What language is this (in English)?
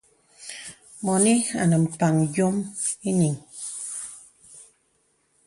Bebele